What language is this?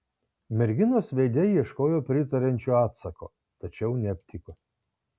Lithuanian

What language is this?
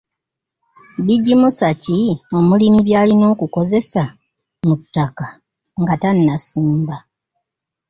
Ganda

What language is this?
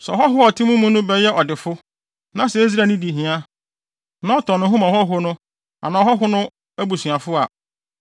Akan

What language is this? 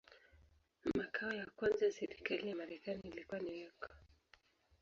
Swahili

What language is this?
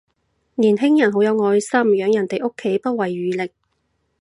Cantonese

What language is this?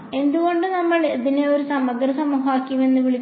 Malayalam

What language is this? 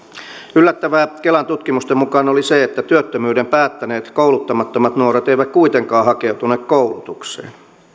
Finnish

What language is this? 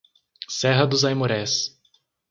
Portuguese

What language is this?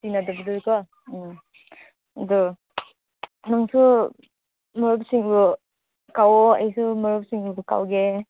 Manipuri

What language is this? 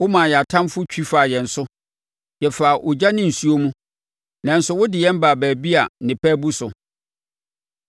Akan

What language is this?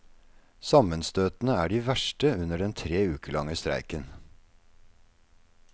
Norwegian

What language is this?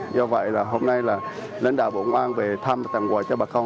Vietnamese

